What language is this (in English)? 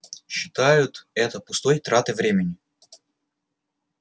Russian